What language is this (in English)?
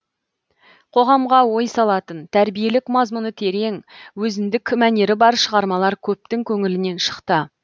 Kazakh